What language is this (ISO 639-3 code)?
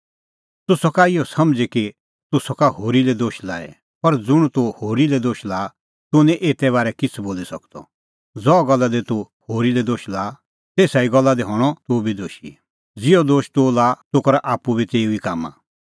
kfx